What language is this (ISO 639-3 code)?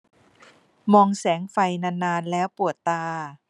tha